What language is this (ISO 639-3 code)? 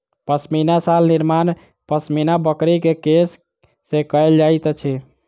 mai